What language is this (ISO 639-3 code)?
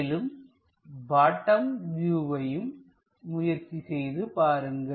tam